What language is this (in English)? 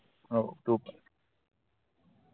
Marathi